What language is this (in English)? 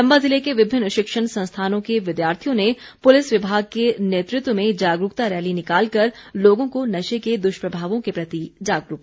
Hindi